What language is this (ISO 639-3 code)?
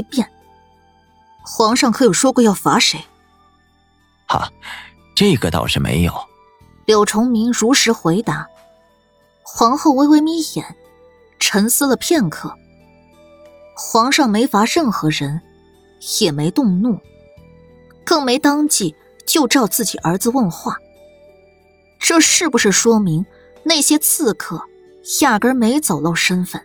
zho